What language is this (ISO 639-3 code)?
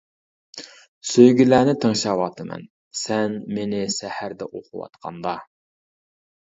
uig